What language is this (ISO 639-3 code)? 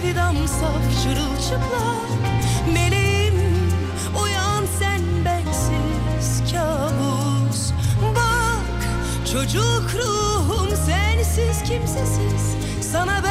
tur